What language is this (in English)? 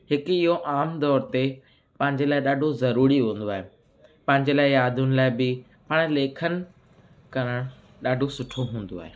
Sindhi